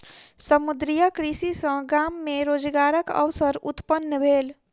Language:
Maithili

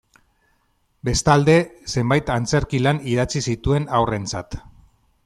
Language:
Basque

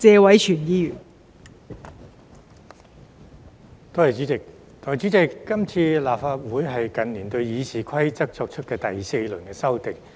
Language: Cantonese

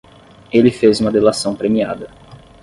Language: Portuguese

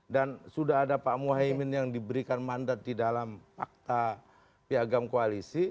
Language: Indonesian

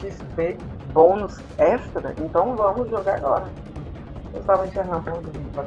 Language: Portuguese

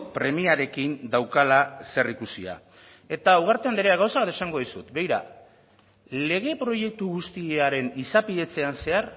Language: Basque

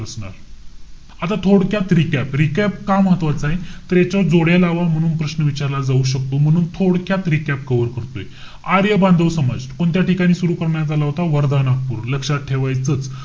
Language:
Marathi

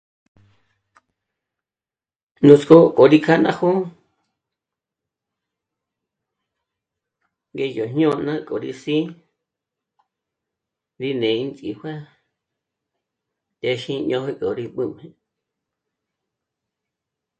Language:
Michoacán Mazahua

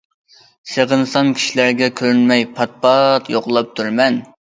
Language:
Uyghur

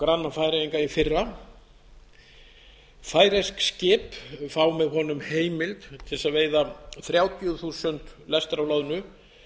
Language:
Icelandic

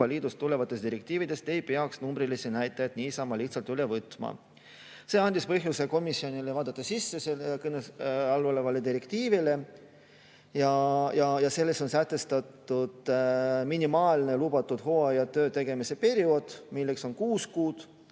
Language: Estonian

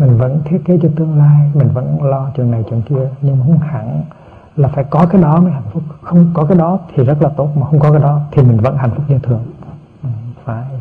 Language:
Vietnamese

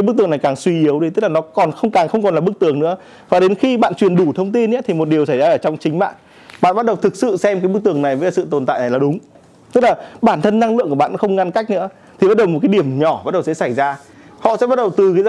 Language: Vietnamese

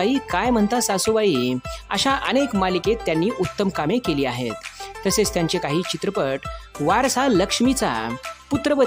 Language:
Arabic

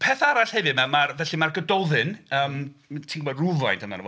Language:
Welsh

